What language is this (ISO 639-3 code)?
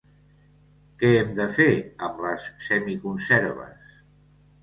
cat